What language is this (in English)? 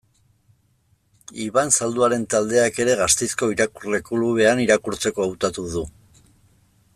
Basque